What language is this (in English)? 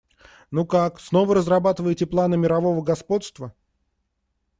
Russian